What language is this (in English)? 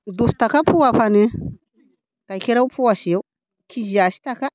Bodo